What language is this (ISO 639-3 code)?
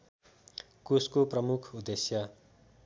nep